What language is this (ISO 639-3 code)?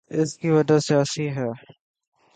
urd